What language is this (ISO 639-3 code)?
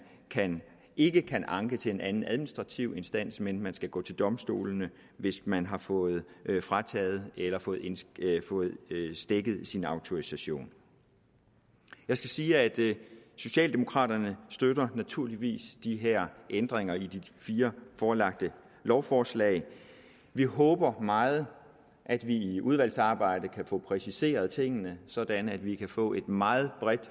dan